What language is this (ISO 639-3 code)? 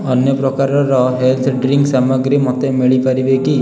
ori